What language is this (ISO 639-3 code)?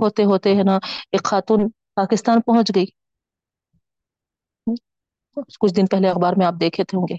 urd